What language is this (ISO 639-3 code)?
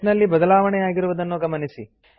kan